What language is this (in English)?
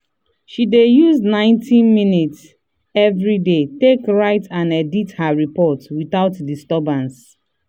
Nigerian Pidgin